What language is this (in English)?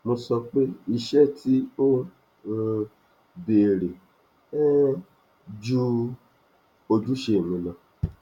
Yoruba